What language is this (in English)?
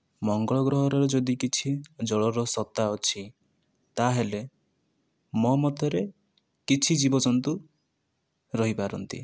Odia